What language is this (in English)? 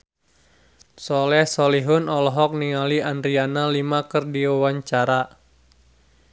Sundanese